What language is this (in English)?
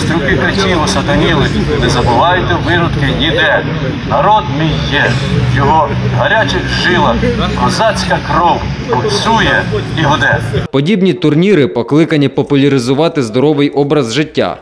Ukrainian